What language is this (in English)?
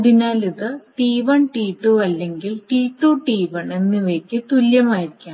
Malayalam